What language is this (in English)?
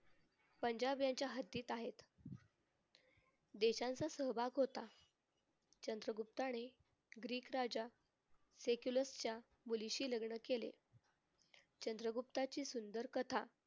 Marathi